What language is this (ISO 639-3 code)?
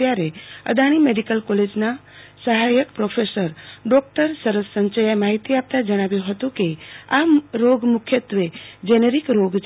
guj